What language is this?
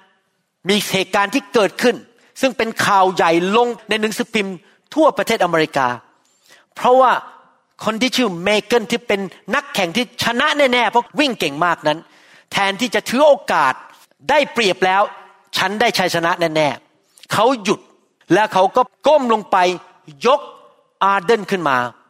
Thai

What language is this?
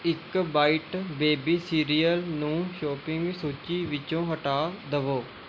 Punjabi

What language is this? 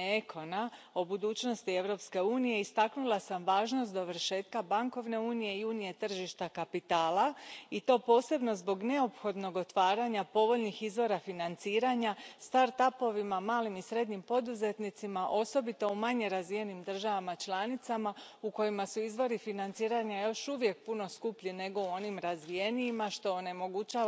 Croatian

